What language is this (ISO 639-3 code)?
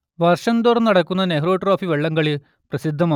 mal